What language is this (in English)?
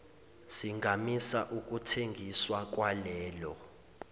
Zulu